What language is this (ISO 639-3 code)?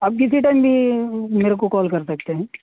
urd